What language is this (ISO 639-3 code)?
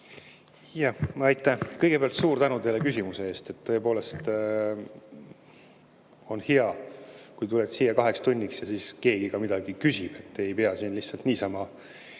est